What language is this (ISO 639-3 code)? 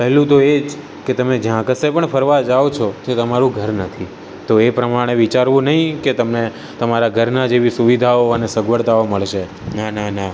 guj